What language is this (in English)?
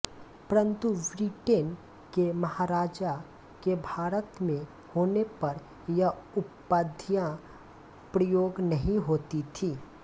Hindi